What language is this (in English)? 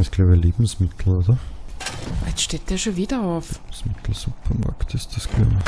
German